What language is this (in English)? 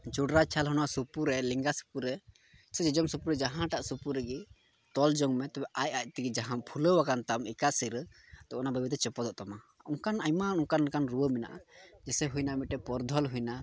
Santali